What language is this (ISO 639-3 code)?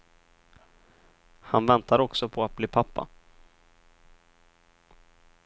swe